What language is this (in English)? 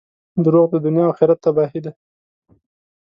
Pashto